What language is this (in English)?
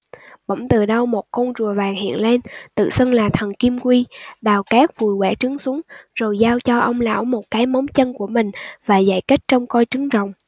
Vietnamese